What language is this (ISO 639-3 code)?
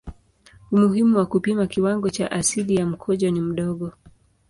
swa